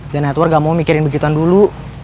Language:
Indonesian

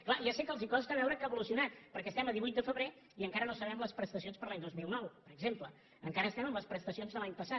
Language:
Catalan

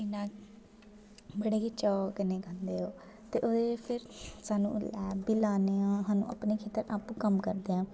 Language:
Dogri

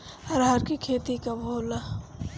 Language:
Bhojpuri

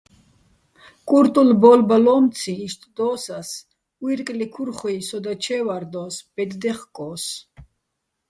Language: Bats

